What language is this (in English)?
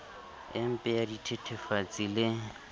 Southern Sotho